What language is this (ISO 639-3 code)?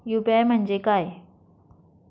mar